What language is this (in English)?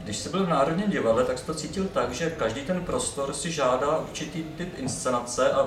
Czech